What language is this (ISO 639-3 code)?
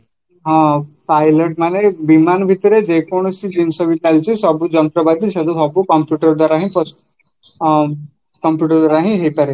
ori